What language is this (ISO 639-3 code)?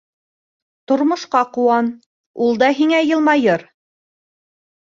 bak